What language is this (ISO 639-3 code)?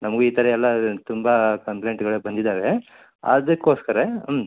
kan